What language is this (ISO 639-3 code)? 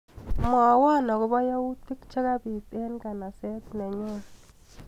kln